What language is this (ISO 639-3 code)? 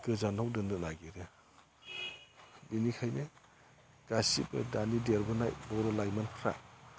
brx